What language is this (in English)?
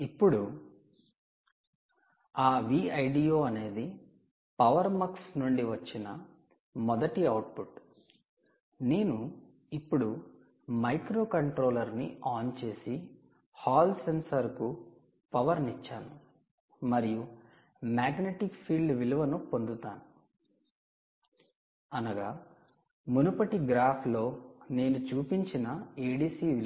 Telugu